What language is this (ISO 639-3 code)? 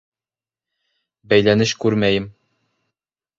bak